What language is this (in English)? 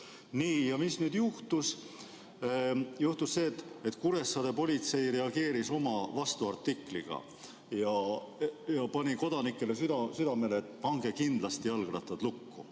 Estonian